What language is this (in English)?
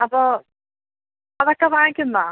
Malayalam